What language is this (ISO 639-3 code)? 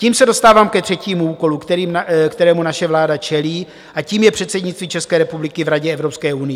ces